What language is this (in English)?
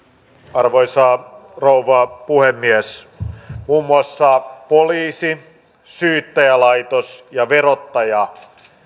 Finnish